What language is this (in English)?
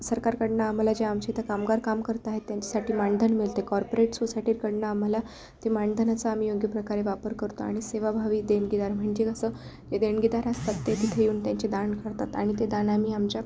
Marathi